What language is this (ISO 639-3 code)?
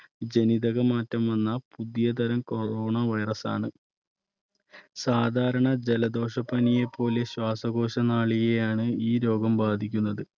mal